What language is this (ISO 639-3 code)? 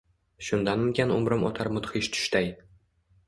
uzb